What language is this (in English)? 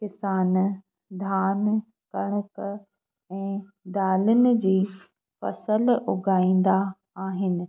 Sindhi